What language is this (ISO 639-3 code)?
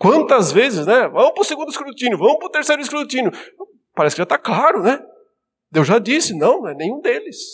por